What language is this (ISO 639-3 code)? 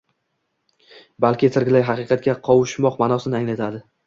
uzb